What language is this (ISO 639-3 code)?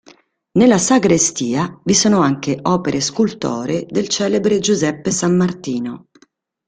ita